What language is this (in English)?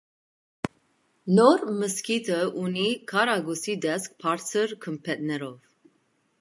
Armenian